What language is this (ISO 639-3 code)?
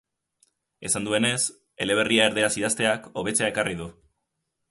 eus